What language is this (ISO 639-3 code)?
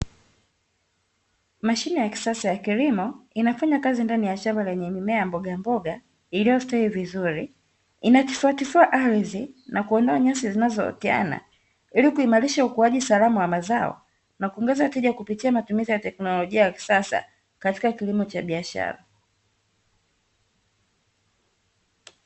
swa